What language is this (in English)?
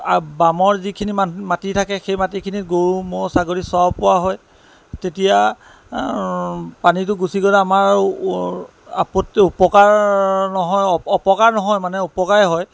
Assamese